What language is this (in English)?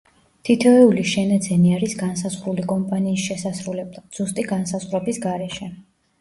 Georgian